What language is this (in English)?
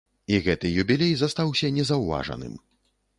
Belarusian